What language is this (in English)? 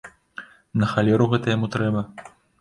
Belarusian